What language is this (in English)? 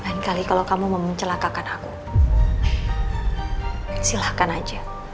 Indonesian